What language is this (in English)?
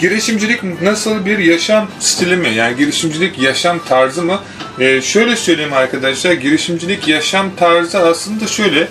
Turkish